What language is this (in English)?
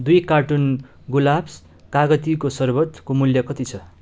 Nepali